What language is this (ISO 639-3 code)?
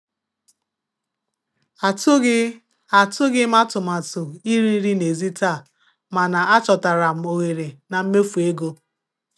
ibo